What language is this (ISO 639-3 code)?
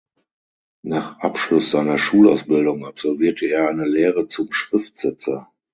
deu